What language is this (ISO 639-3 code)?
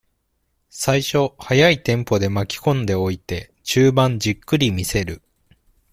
jpn